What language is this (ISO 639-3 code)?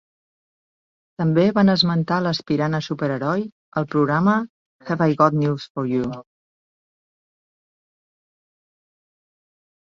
cat